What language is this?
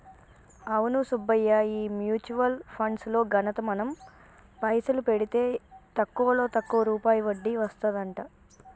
Telugu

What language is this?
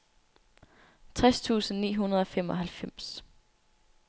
Danish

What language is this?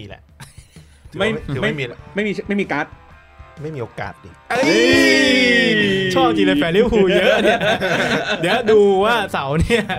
Thai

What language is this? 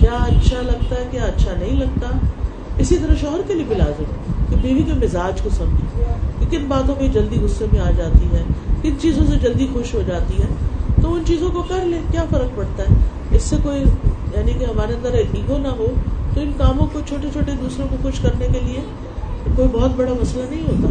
Urdu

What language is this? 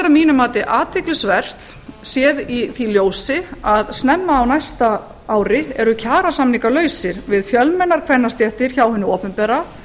Icelandic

